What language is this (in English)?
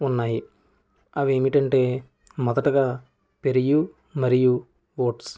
Telugu